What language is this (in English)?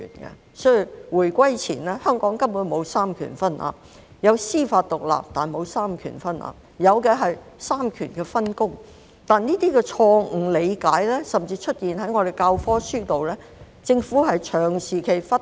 Cantonese